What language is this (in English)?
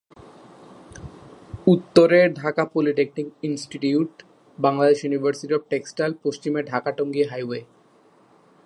Bangla